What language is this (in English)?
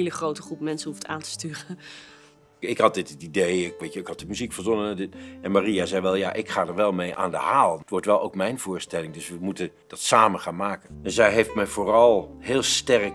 Dutch